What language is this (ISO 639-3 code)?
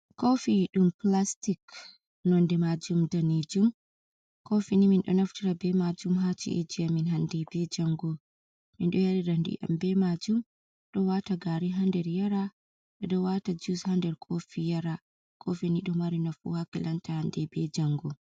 ful